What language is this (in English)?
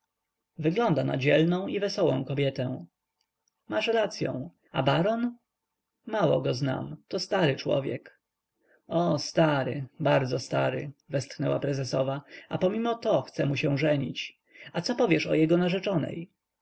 Polish